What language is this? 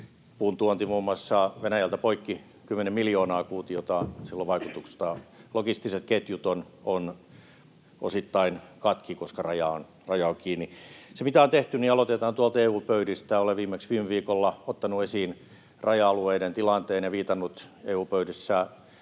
Finnish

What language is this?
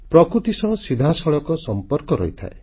Odia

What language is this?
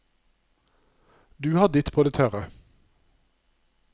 Norwegian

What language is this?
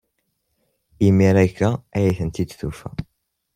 Kabyle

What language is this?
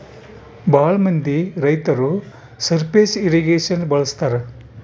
Kannada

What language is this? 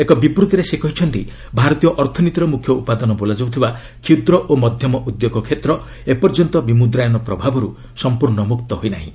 Odia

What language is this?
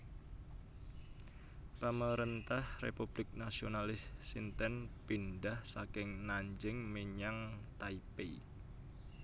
Javanese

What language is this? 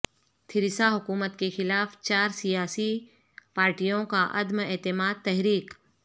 Urdu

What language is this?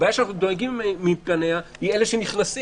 Hebrew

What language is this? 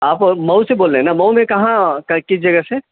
Urdu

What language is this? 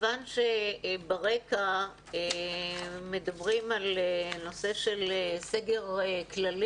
Hebrew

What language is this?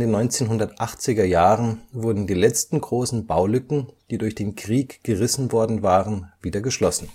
German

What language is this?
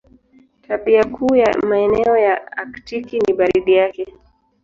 Swahili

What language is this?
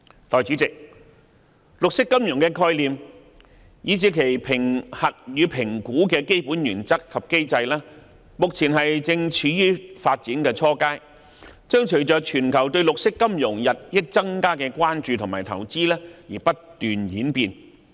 Cantonese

